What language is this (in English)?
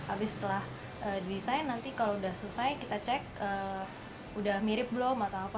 Indonesian